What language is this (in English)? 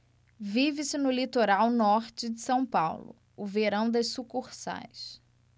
Portuguese